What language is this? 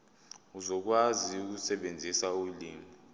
Zulu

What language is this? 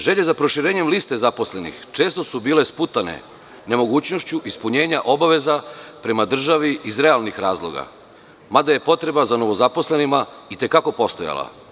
Serbian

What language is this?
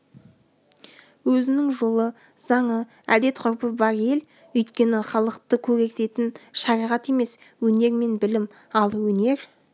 Kazakh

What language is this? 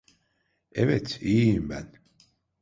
Turkish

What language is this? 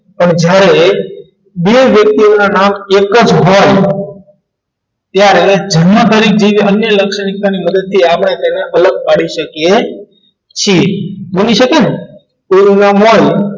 Gujarati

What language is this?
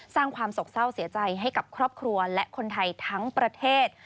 Thai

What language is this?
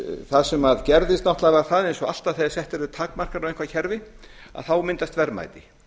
Icelandic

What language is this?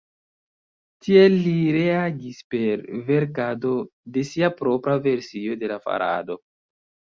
Esperanto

